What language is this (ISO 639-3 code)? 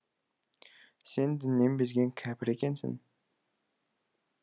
kaz